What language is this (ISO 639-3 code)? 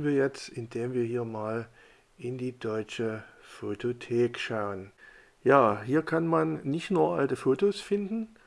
deu